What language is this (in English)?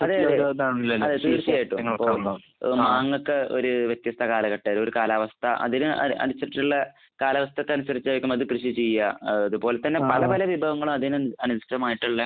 Malayalam